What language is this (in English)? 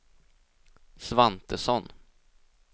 Swedish